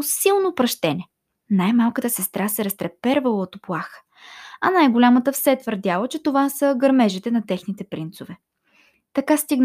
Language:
Bulgarian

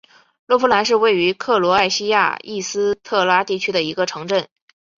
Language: Chinese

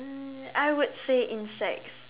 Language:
English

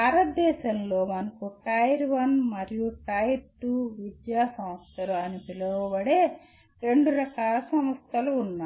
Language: Telugu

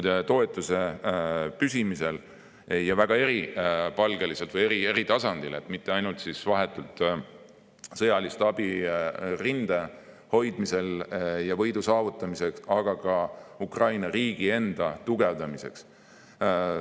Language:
Estonian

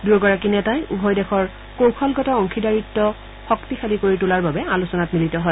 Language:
Assamese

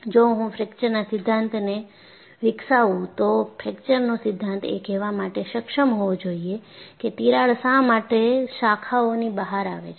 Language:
Gujarati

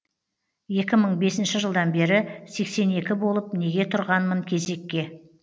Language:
Kazakh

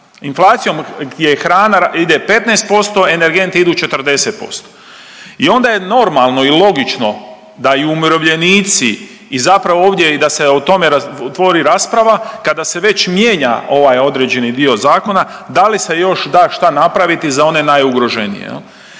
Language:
Croatian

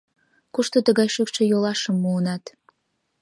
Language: Mari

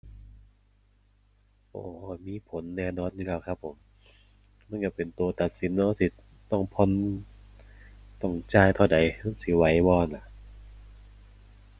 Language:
Thai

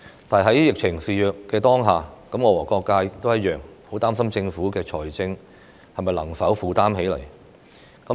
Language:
Cantonese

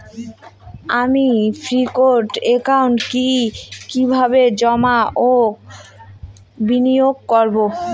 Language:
Bangla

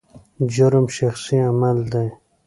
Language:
Pashto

